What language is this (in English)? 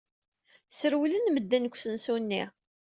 Kabyle